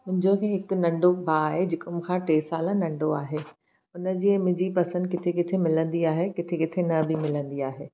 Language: Sindhi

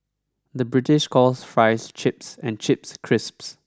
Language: English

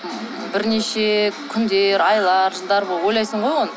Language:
Kazakh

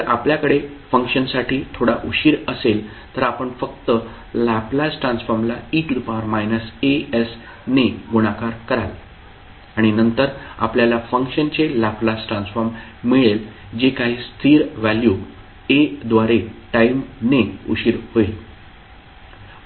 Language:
Marathi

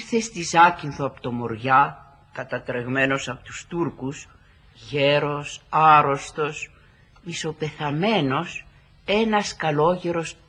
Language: Greek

